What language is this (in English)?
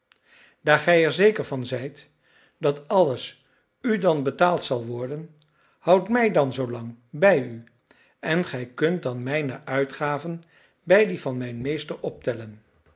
Dutch